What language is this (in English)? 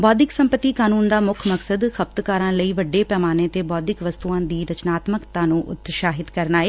Punjabi